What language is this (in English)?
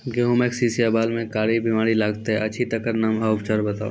Maithili